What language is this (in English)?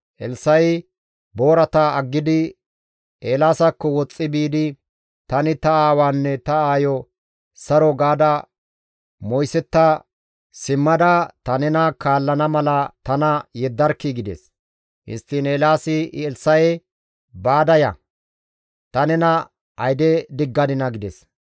Gamo